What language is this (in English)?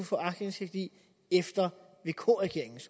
Danish